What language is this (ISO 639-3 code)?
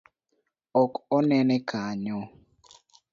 luo